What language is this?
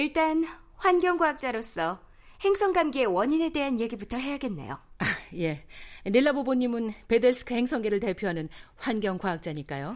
Korean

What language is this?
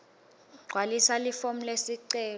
Swati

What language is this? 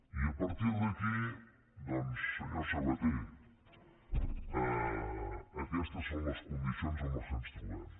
Catalan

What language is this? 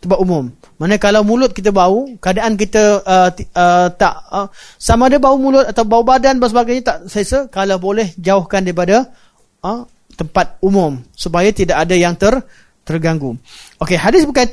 Malay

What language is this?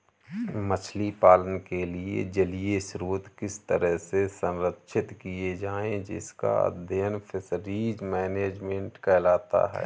Hindi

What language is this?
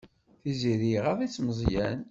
Kabyle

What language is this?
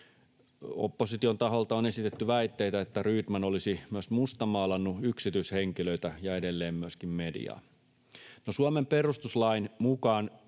Finnish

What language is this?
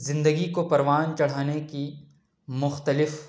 Urdu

